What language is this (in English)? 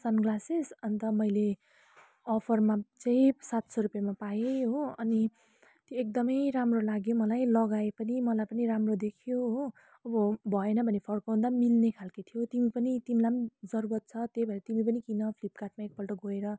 Nepali